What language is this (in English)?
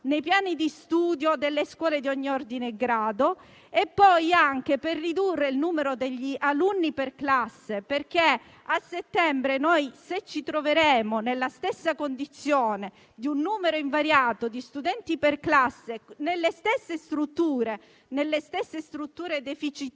Italian